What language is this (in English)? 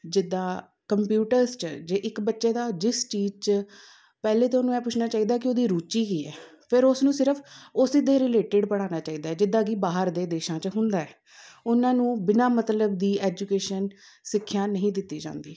Punjabi